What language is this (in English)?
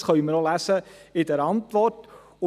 Swiss German